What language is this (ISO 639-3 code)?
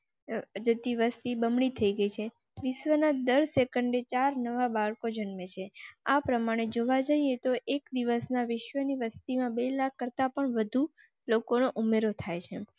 guj